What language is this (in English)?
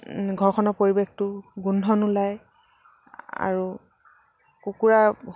Assamese